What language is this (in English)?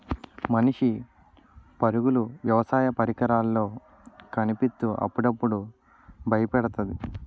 Telugu